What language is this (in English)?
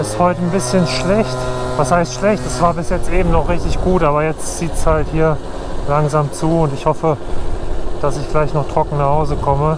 German